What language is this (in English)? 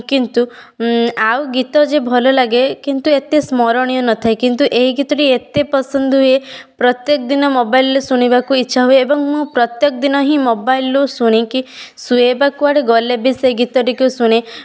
Odia